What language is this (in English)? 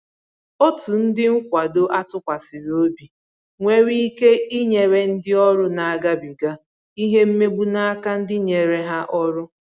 Igbo